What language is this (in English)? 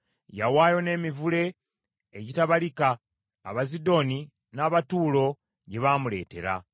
Ganda